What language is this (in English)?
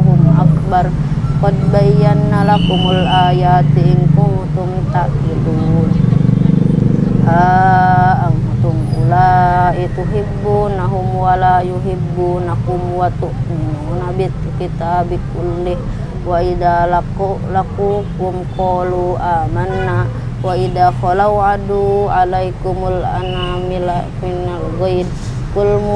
Indonesian